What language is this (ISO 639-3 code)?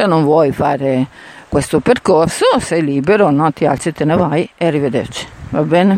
ita